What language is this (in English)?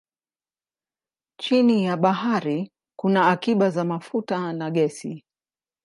Swahili